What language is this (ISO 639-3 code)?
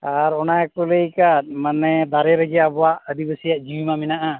sat